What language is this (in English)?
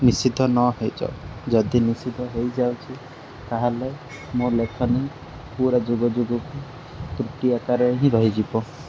Odia